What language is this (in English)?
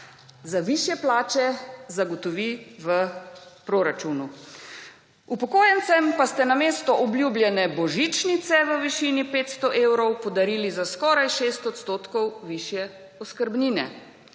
Slovenian